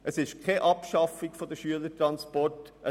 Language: Swiss German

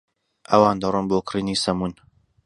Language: Central Kurdish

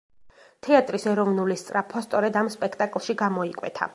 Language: Georgian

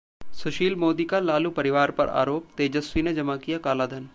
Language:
Hindi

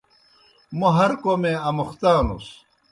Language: Kohistani Shina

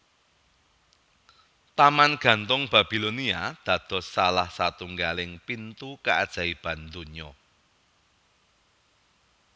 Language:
Javanese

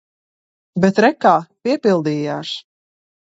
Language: Latvian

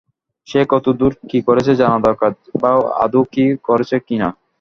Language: Bangla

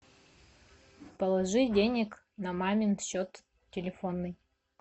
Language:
Russian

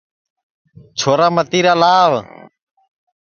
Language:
Sansi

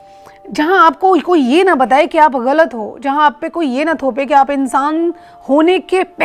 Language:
Hindi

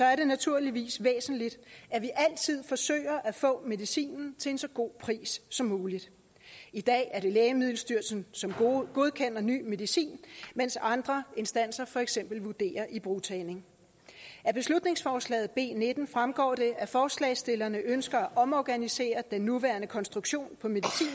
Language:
Danish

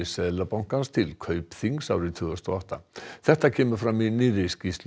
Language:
Icelandic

